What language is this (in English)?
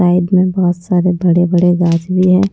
Hindi